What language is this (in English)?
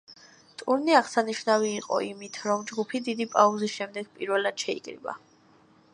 Georgian